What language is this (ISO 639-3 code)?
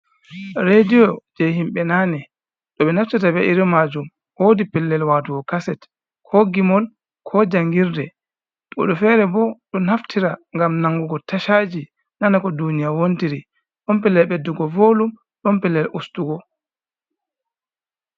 ful